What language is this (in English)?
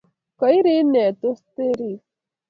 Kalenjin